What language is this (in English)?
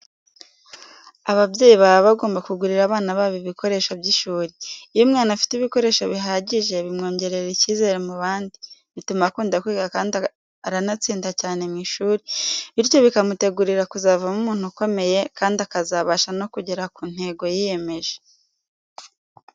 Kinyarwanda